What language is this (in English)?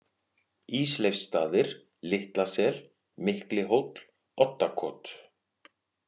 Icelandic